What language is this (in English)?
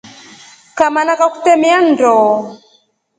Rombo